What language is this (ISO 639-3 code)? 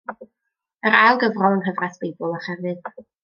cym